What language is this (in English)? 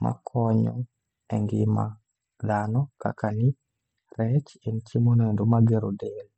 Luo (Kenya and Tanzania)